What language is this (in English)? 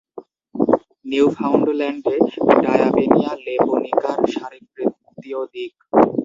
Bangla